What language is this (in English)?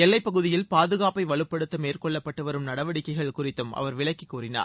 Tamil